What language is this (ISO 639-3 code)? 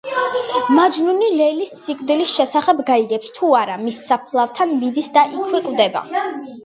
kat